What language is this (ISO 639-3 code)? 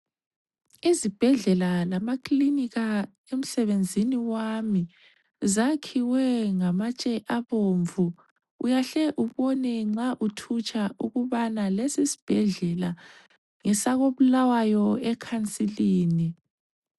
nde